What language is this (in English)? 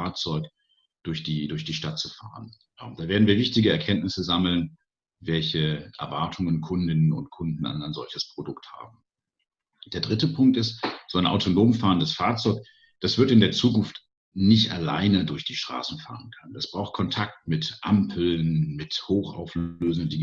German